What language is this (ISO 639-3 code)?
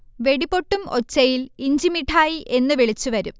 mal